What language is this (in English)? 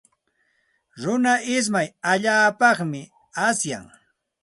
Santa Ana de Tusi Pasco Quechua